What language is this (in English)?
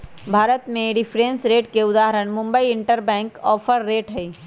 Magahi